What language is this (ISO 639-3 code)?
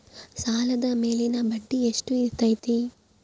kan